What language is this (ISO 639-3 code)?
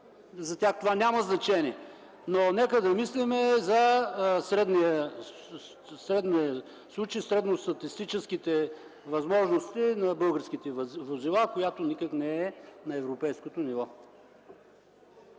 bul